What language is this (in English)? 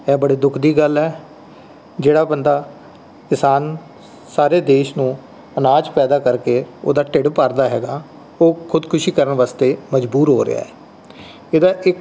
Punjabi